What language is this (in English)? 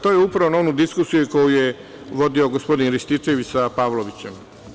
Serbian